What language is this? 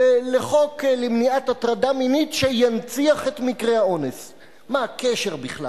Hebrew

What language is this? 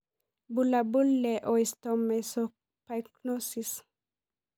Masai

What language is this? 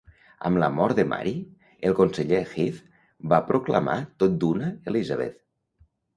Catalan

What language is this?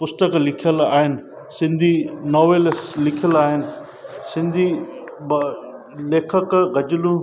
Sindhi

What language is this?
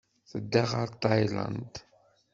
Kabyle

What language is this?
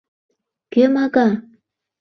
Mari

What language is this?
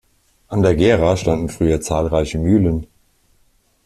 German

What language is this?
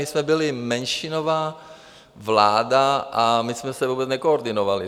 Czech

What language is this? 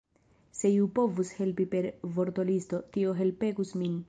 Esperanto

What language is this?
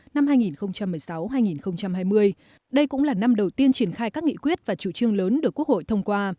Vietnamese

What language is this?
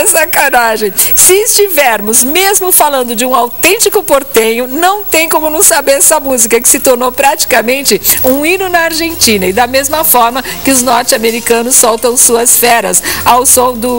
Portuguese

